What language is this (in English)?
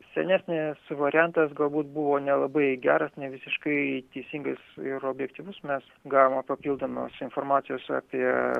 Lithuanian